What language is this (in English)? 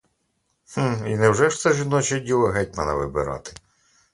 Ukrainian